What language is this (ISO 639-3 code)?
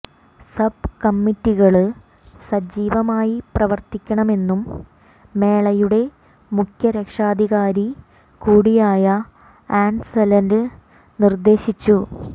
mal